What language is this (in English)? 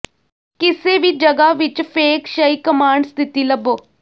Punjabi